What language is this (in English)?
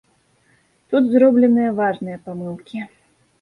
Belarusian